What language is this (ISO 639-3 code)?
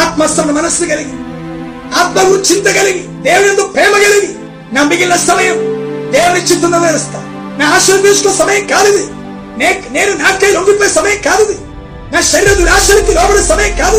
tel